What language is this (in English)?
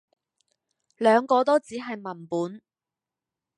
Cantonese